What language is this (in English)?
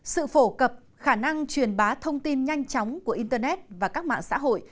Vietnamese